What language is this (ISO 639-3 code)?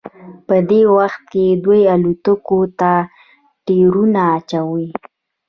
pus